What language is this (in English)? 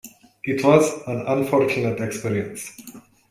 English